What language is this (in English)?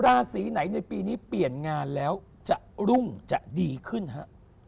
Thai